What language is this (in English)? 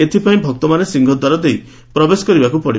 Odia